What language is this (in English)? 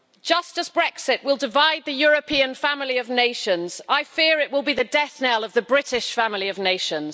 English